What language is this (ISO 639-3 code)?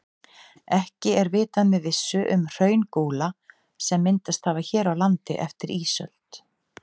isl